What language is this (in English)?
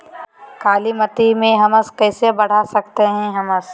Magahi